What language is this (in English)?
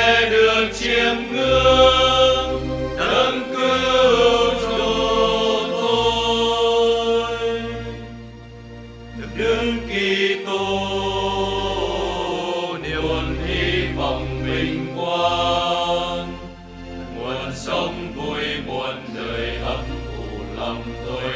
Vietnamese